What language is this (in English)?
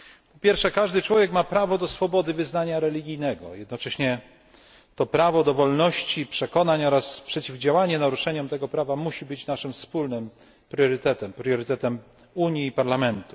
Polish